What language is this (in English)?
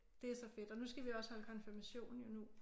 Danish